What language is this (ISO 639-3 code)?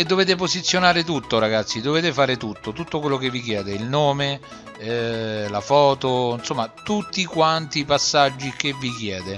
ita